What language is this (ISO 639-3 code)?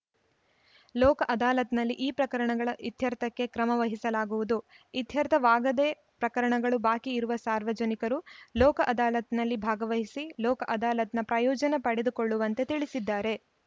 kan